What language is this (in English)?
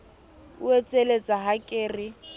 Southern Sotho